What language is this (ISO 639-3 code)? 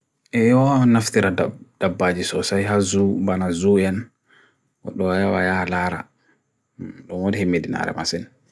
fui